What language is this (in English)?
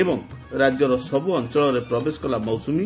Odia